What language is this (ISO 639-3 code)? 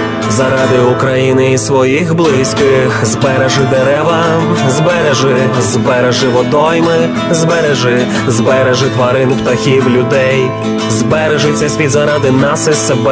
ukr